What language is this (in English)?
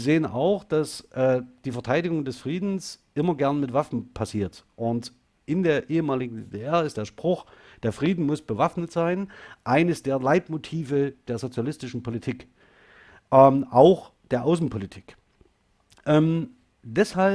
German